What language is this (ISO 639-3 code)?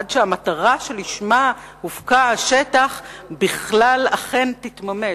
heb